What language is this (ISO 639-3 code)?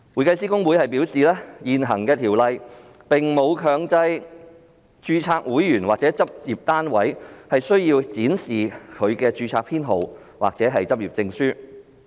yue